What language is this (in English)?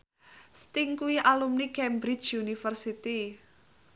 Javanese